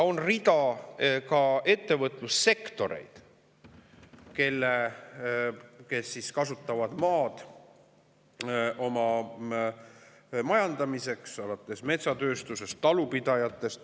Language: Estonian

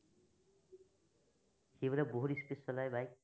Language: Assamese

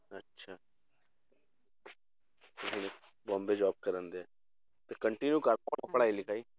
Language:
Punjabi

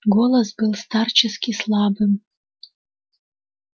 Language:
Russian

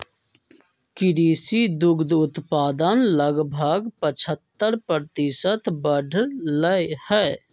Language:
Magahi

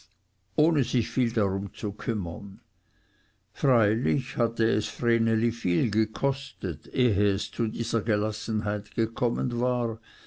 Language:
German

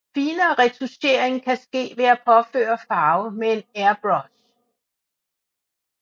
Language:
Danish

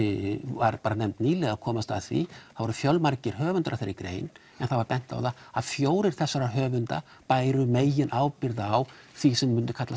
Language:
Icelandic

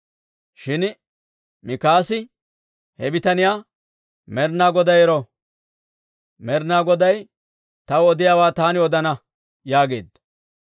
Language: Dawro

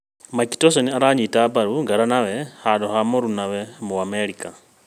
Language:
Kikuyu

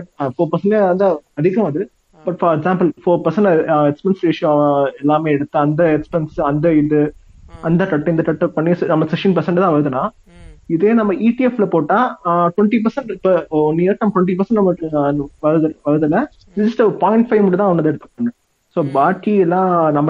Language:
Tamil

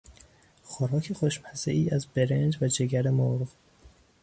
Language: Persian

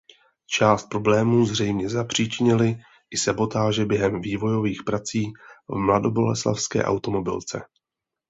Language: Czech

